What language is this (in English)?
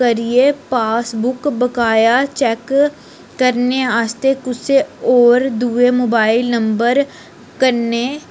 Dogri